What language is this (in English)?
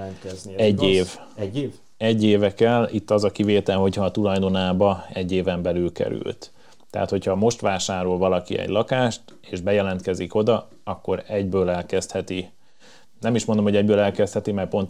Hungarian